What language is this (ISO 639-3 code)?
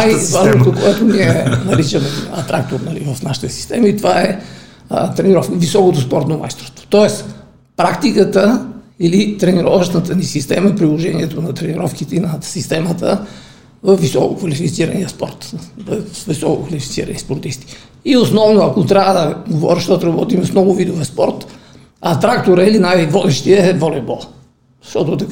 bul